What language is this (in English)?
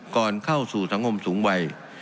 Thai